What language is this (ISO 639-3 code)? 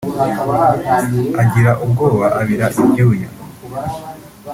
kin